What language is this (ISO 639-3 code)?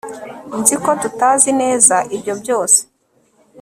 kin